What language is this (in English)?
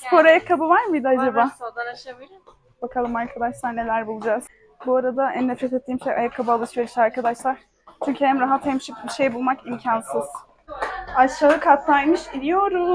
Turkish